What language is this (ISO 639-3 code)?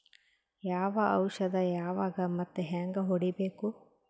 kan